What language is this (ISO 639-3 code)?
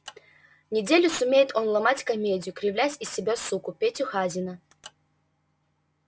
rus